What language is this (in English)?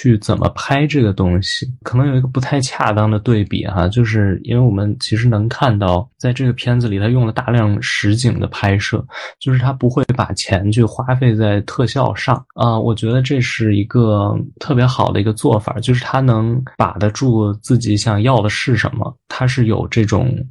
Chinese